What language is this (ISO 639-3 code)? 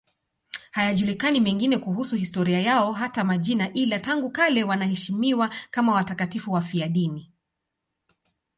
swa